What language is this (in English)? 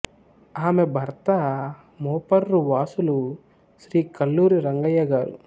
Telugu